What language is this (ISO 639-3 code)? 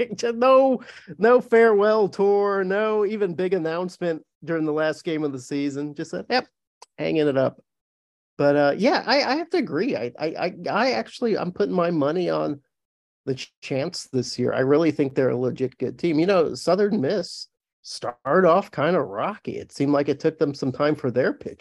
eng